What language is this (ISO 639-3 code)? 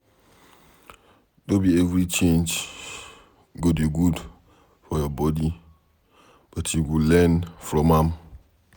pcm